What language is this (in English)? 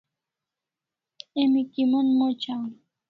Kalasha